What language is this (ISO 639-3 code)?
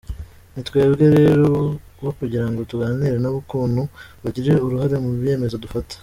kin